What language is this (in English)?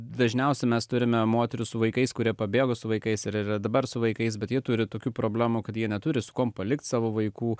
Lithuanian